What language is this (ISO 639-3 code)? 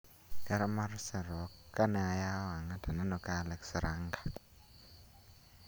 luo